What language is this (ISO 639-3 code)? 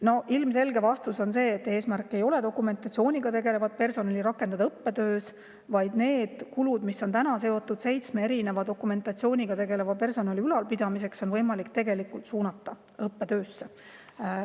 est